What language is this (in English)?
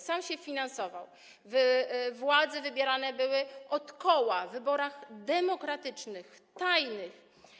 Polish